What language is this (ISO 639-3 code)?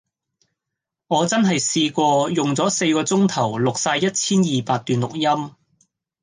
yue